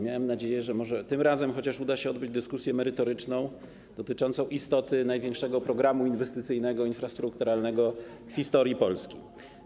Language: Polish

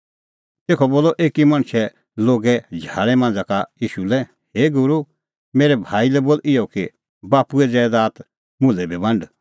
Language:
Kullu Pahari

